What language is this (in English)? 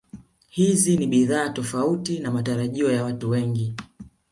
Swahili